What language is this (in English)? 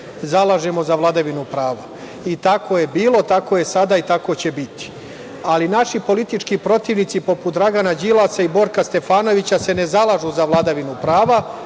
Serbian